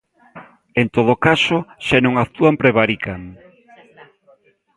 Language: Galician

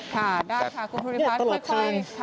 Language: Thai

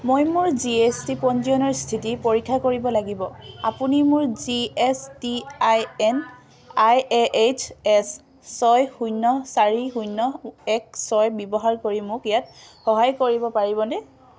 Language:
Assamese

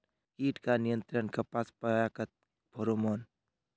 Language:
Magahi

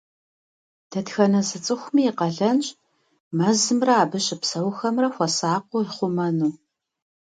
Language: Kabardian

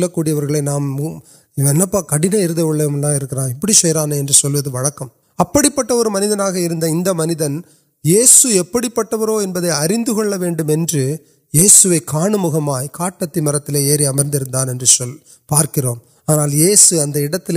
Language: Urdu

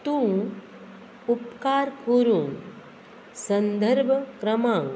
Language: Konkani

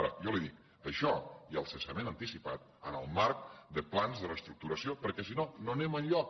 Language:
Catalan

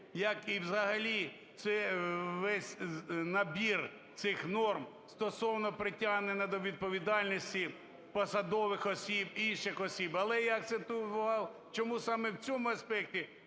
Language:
Ukrainian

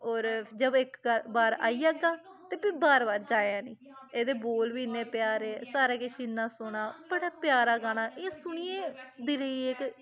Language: Dogri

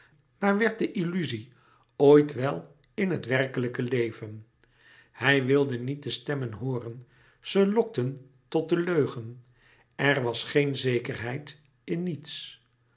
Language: Dutch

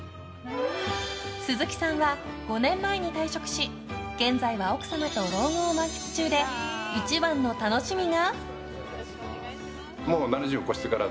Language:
Japanese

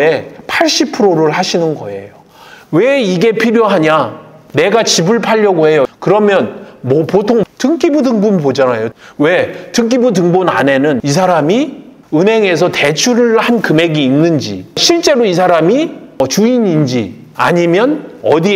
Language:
Korean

